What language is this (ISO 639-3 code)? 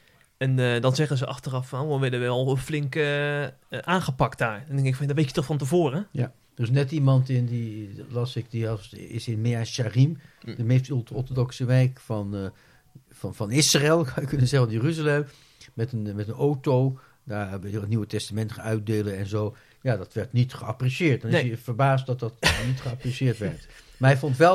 nld